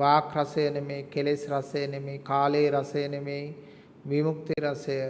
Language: Sinhala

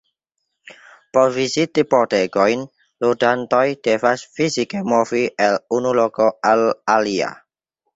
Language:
Esperanto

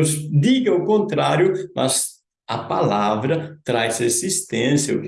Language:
Portuguese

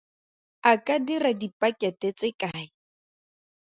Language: Tswana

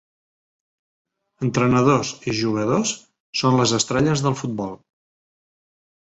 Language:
Catalan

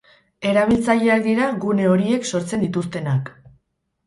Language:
Basque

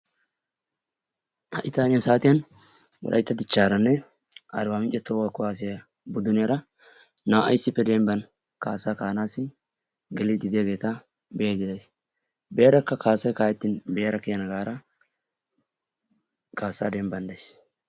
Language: Wolaytta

